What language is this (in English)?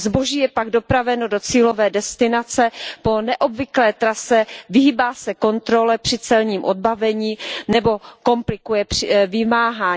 Czech